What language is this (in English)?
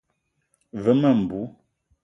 Eton (Cameroon)